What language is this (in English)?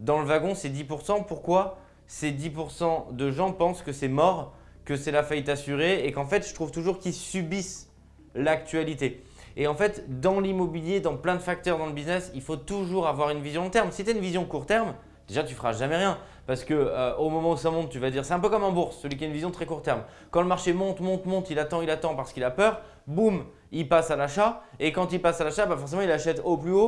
French